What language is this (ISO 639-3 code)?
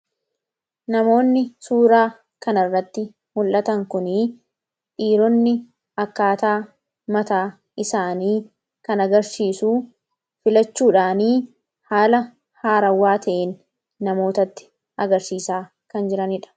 orm